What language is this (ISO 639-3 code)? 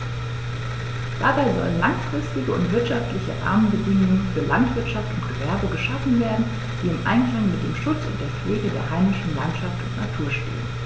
deu